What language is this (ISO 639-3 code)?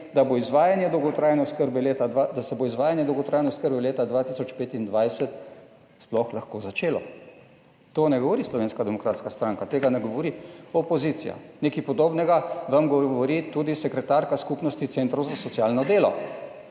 slv